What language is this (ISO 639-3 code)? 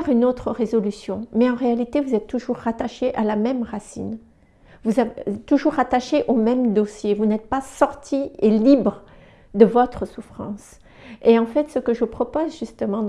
fra